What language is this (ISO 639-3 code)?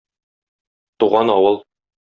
tat